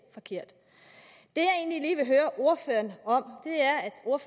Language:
Danish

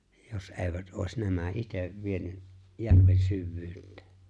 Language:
Finnish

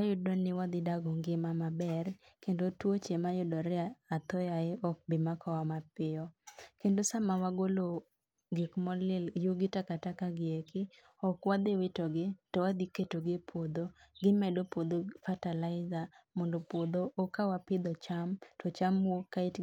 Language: Luo (Kenya and Tanzania)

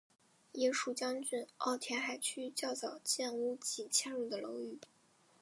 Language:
Chinese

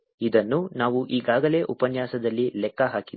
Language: Kannada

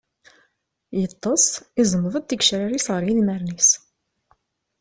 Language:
Kabyle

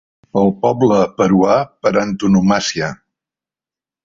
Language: Catalan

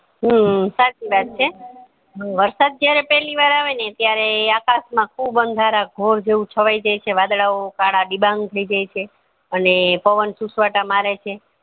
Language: Gujarati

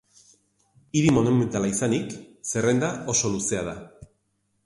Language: Basque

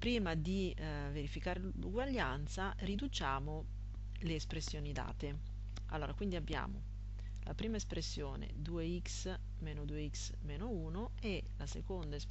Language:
Italian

